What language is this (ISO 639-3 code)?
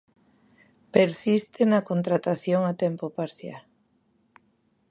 glg